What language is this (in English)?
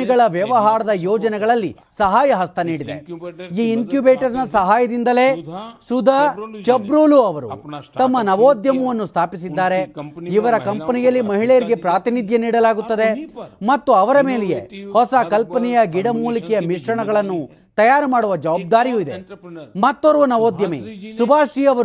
Kannada